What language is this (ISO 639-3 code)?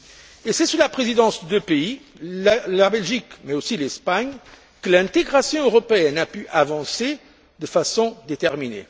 fra